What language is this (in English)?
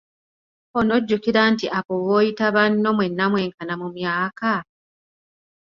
Ganda